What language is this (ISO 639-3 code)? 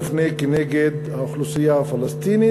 heb